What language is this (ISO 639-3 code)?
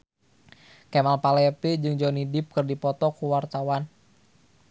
sun